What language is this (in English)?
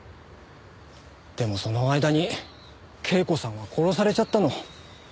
Japanese